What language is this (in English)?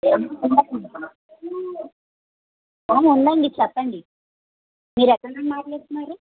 Telugu